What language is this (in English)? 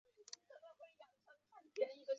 Chinese